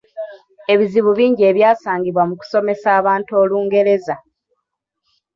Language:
Ganda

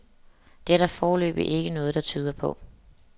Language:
Danish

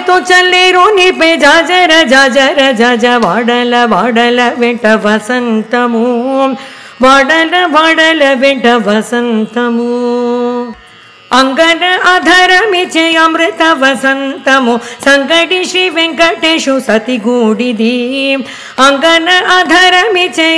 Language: Tamil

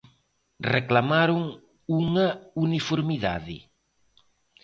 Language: Galician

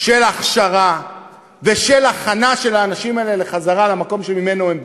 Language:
Hebrew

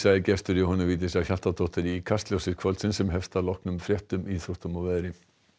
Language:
Icelandic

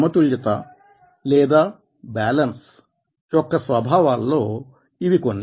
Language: Telugu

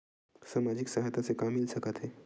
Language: Chhattisgarhi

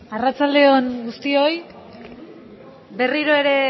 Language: Basque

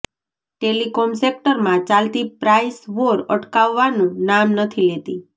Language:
Gujarati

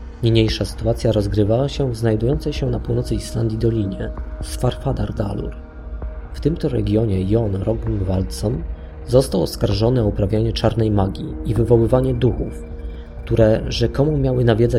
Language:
Polish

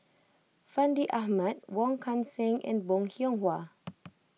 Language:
English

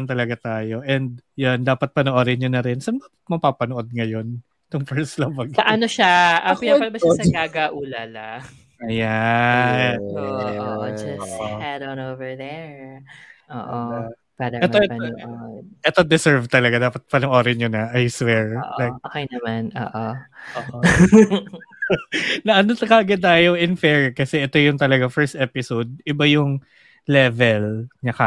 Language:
Filipino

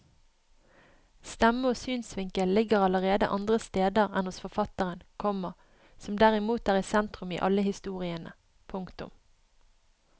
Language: Norwegian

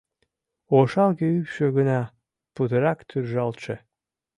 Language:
Mari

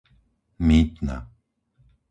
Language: Slovak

